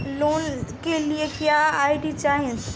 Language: Bhojpuri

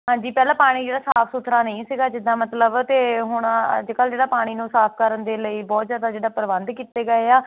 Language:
Punjabi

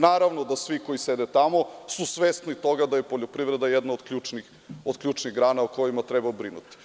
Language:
Serbian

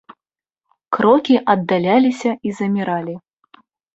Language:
Belarusian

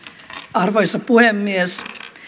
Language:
Finnish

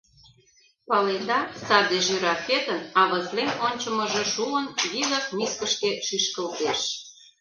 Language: Mari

